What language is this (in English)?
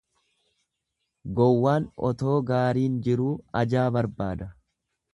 Oromo